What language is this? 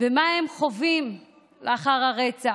Hebrew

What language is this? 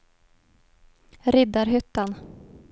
Swedish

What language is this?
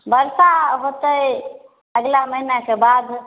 Maithili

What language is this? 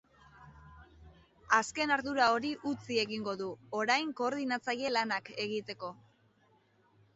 Basque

